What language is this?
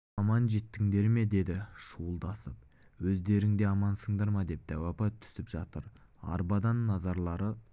Kazakh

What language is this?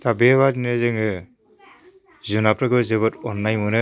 Bodo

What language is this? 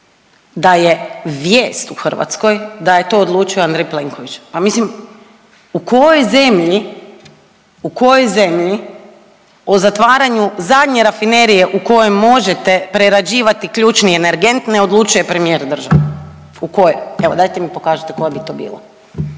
Croatian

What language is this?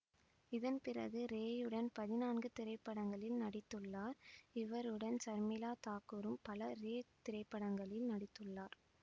Tamil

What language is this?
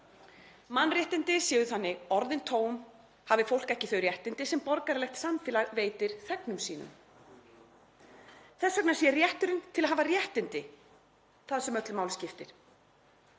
Icelandic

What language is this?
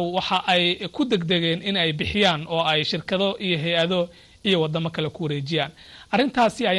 Arabic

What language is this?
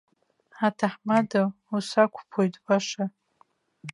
Abkhazian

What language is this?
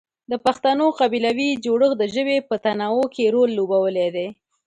Pashto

